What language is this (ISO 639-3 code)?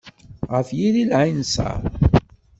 kab